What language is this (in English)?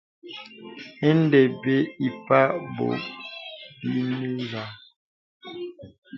Bebele